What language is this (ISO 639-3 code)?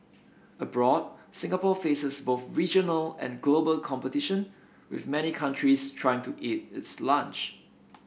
eng